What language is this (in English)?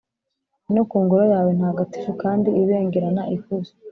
Kinyarwanda